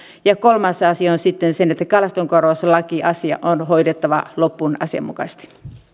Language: Finnish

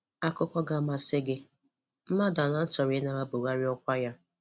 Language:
Igbo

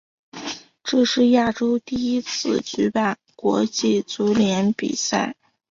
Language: Chinese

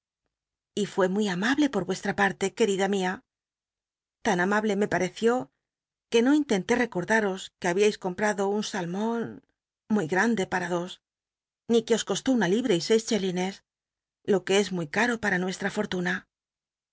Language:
Spanish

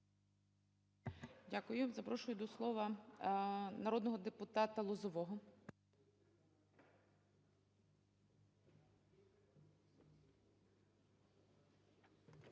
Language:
Ukrainian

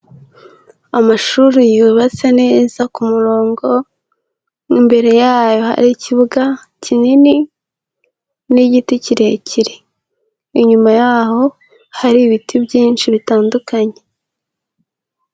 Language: Kinyarwanda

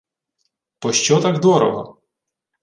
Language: Ukrainian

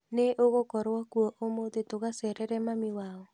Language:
Kikuyu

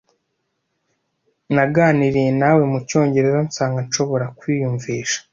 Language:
Kinyarwanda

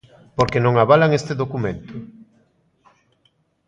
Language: Galician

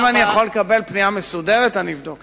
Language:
Hebrew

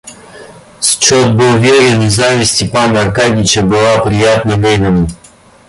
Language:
Russian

